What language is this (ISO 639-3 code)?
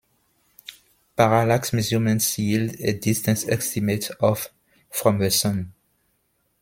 eng